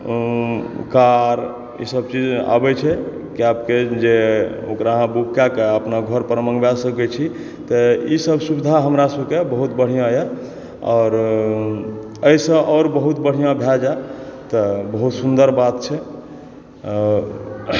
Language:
Maithili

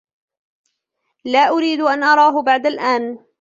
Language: Arabic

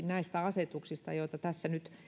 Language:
Finnish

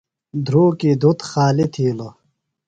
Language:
Phalura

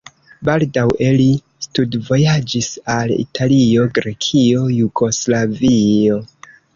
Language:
Esperanto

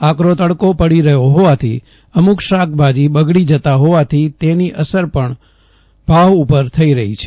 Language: Gujarati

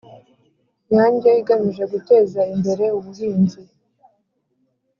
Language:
Kinyarwanda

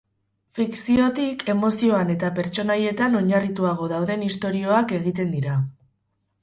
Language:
Basque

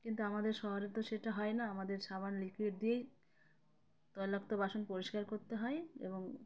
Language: Bangla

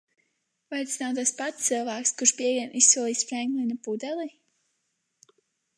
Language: Latvian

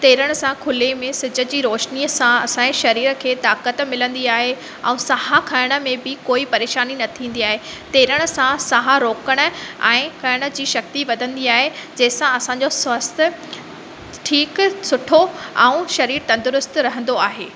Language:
Sindhi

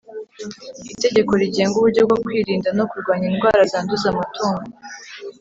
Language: Kinyarwanda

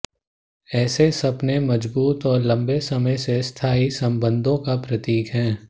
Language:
Hindi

